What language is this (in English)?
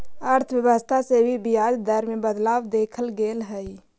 Magahi